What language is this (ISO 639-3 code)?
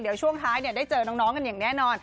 tha